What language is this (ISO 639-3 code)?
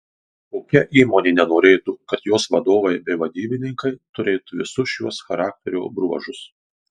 lit